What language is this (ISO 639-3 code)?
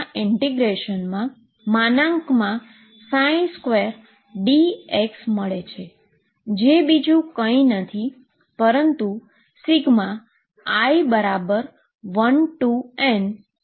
guj